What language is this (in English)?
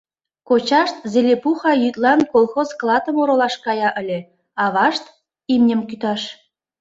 Mari